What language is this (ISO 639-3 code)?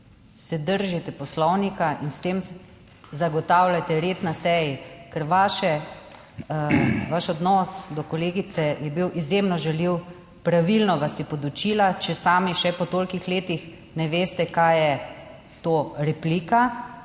slv